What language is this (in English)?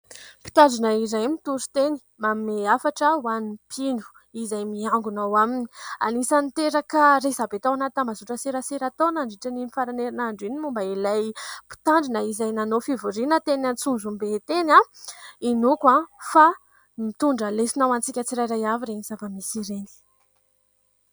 Malagasy